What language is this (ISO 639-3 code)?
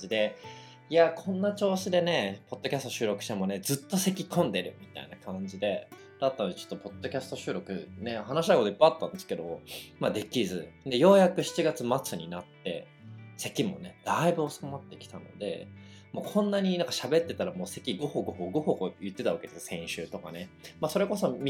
jpn